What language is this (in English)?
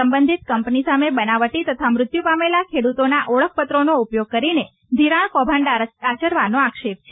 Gujarati